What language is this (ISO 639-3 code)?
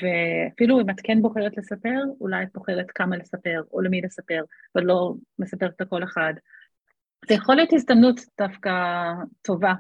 heb